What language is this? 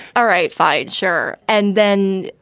English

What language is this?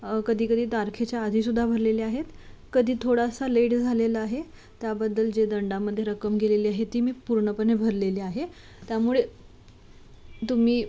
Marathi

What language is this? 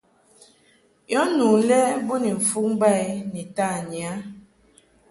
Mungaka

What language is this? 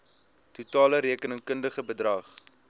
Afrikaans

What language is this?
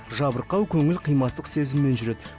Kazakh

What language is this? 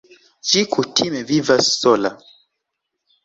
Esperanto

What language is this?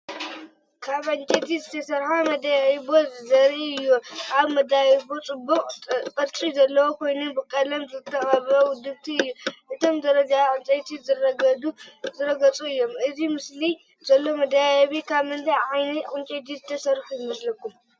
Tigrinya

